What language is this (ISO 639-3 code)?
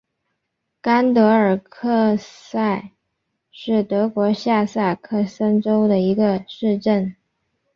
zho